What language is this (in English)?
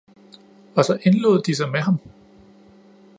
Danish